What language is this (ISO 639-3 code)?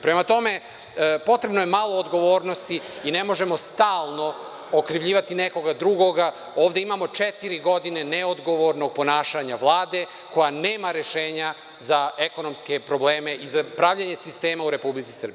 srp